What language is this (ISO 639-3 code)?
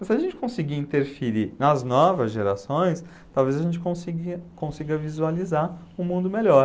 por